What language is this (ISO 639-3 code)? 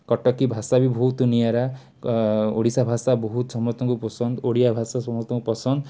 ori